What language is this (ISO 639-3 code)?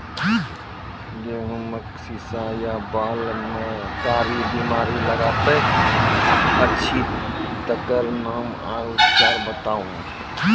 mai